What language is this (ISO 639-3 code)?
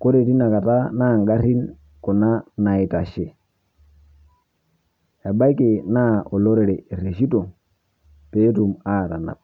mas